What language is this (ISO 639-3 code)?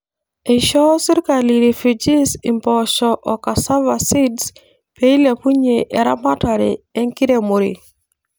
mas